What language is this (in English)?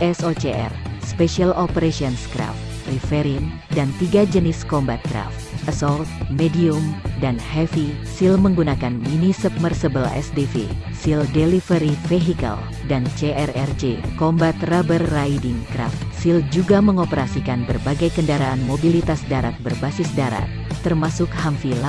Indonesian